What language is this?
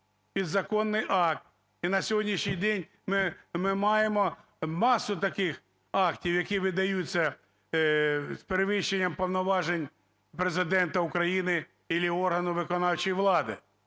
Ukrainian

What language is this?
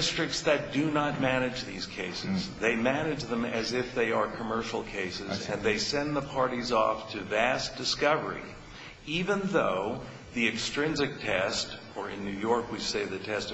English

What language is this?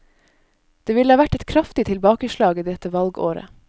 Norwegian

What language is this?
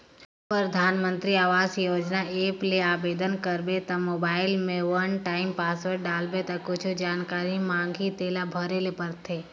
Chhattisgarhi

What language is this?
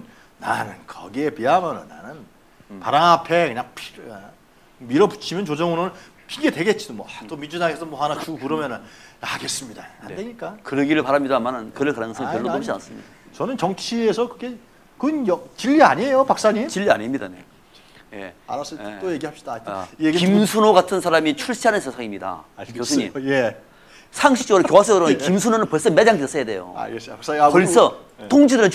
Korean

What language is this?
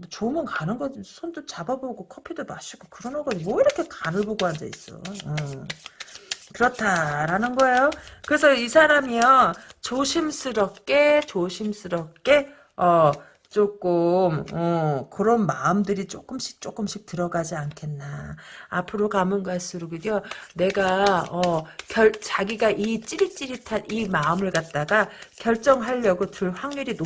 Korean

